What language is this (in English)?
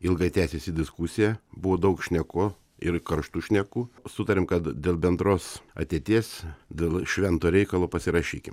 Lithuanian